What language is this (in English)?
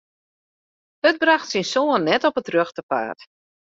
Western Frisian